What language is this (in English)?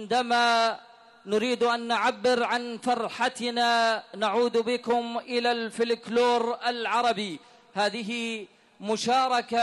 Arabic